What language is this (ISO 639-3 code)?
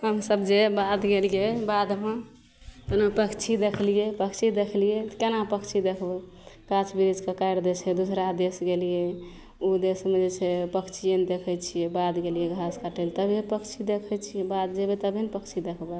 mai